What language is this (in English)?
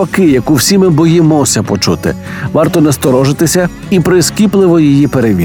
Ukrainian